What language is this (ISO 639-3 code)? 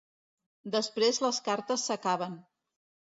cat